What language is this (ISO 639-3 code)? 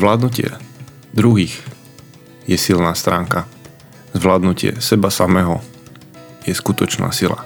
slk